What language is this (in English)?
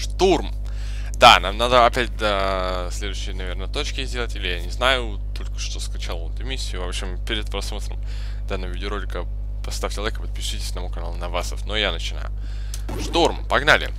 Russian